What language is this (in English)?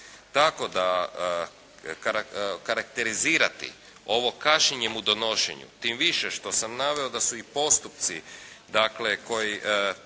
Croatian